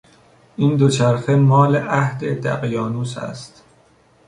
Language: Persian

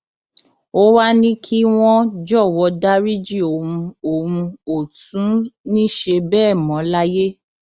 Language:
Yoruba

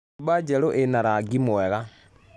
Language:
Kikuyu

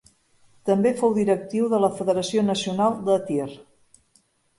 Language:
Catalan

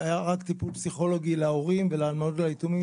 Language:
Hebrew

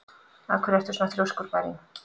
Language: Icelandic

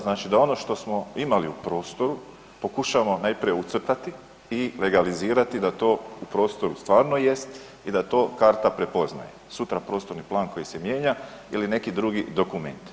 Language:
Croatian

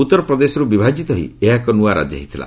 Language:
Odia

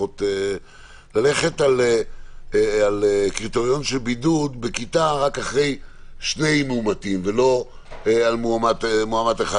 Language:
Hebrew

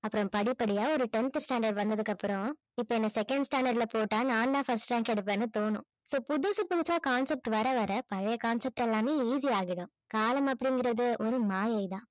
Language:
Tamil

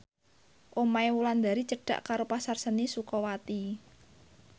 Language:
Javanese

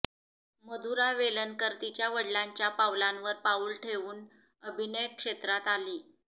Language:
Marathi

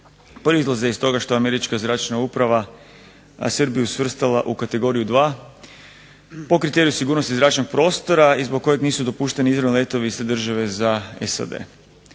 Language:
Croatian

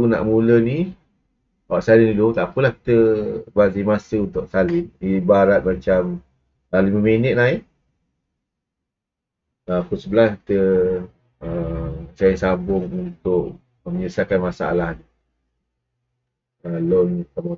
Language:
Malay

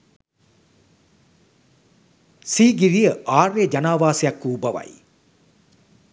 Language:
Sinhala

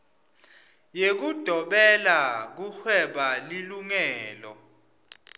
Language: Swati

